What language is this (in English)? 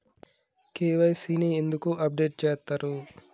Telugu